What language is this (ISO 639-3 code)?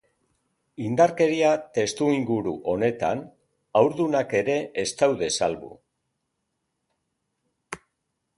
eus